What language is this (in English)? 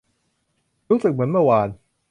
Thai